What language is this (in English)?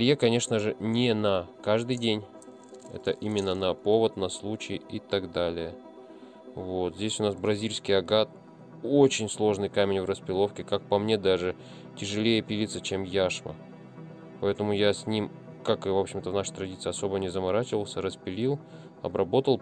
Russian